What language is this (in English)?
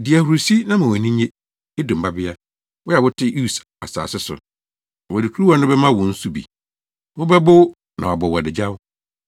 Akan